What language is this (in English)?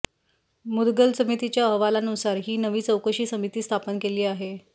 Marathi